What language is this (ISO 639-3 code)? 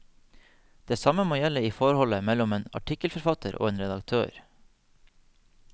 nor